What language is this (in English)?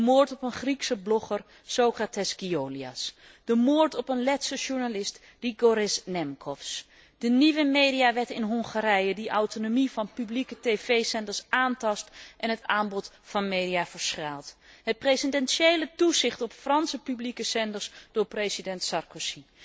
Dutch